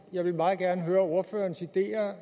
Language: Danish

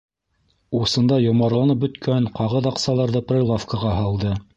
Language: Bashkir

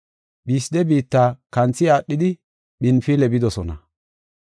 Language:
Gofa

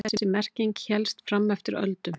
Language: Icelandic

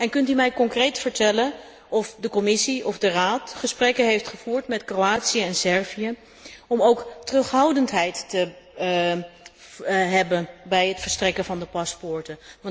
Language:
Dutch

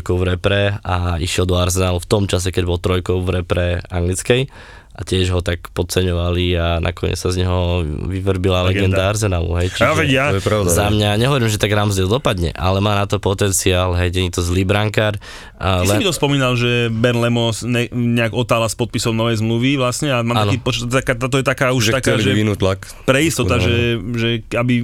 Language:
Slovak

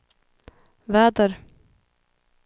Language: Swedish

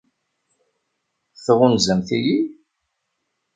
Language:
Kabyle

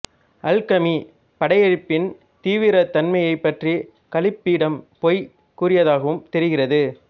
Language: Tamil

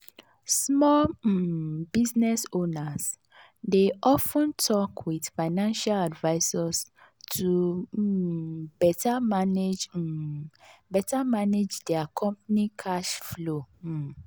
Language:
Nigerian Pidgin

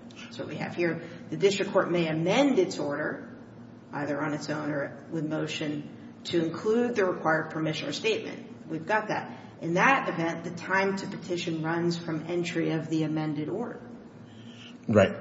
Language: English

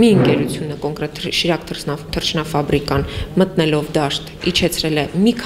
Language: Romanian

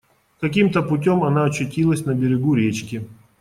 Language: Russian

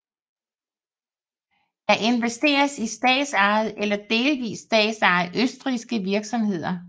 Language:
Danish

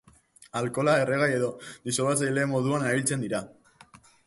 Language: Basque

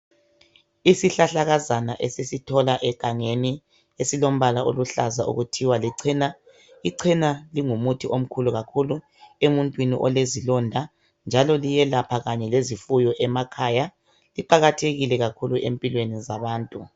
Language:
North Ndebele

